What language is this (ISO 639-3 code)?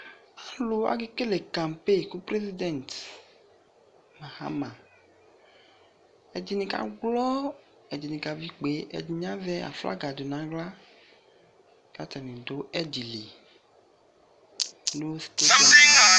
kpo